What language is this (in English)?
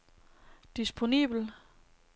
Danish